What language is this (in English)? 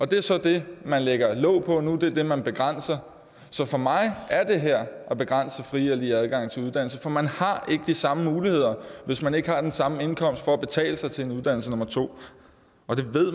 Danish